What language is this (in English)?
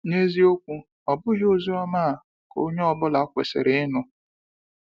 Igbo